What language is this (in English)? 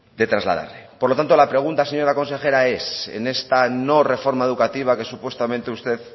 Spanish